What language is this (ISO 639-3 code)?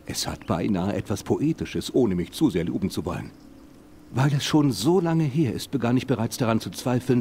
deu